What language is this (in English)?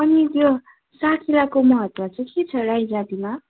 Nepali